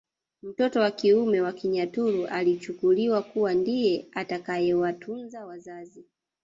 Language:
Swahili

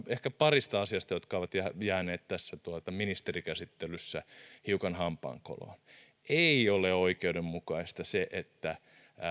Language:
Finnish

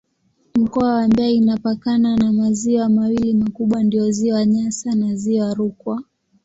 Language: Swahili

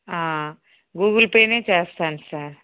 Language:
Telugu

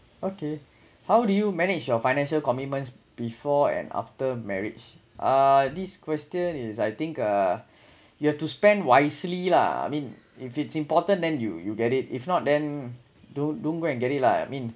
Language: English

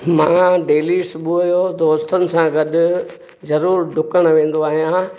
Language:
Sindhi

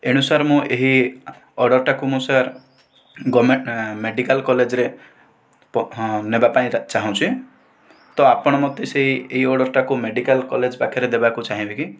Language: Odia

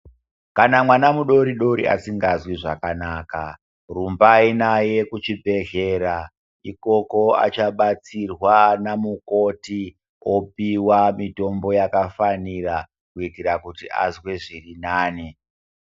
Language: Ndau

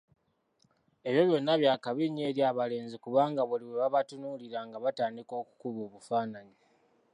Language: Ganda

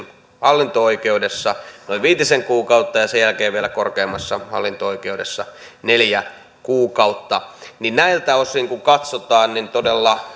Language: Finnish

